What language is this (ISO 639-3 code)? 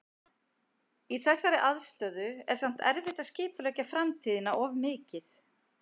isl